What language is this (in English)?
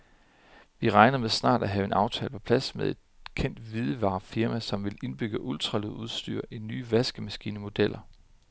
Danish